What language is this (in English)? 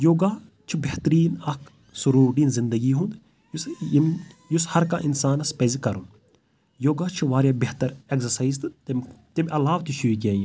Kashmiri